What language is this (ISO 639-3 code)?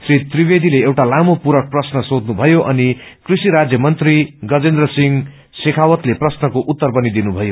nep